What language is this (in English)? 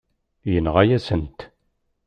Kabyle